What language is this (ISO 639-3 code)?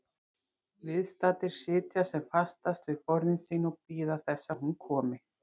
isl